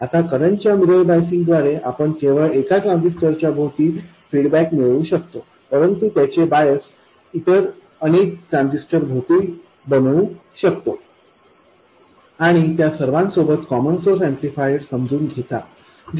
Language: Marathi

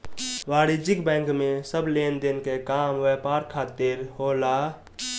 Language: Bhojpuri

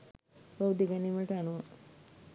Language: Sinhala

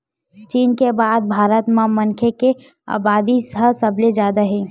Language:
Chhattisgarhi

